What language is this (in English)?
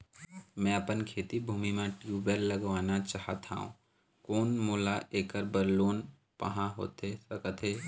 Chhattisgarhi